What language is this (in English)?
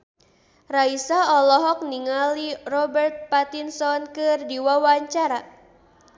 Sundanese